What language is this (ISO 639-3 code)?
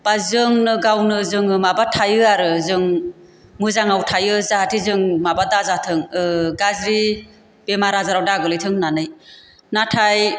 brx